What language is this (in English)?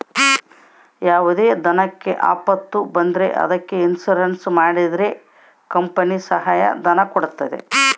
Kannada